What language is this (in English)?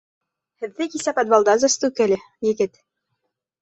Bashkir